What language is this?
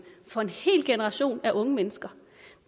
Danish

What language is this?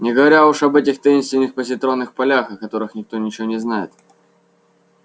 Russian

